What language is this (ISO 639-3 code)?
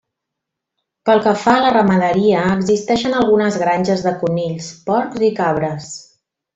cat